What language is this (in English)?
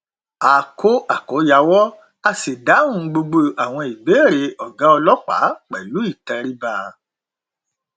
Yoruba